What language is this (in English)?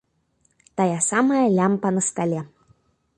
Belarusian